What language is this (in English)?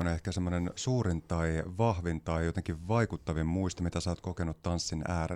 Finnish